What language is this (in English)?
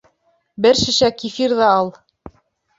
Bashkir